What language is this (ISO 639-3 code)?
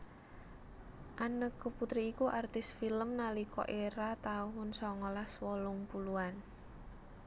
jav